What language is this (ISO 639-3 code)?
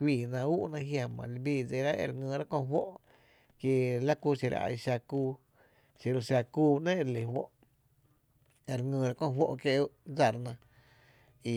cte